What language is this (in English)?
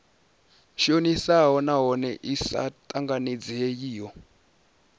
Venda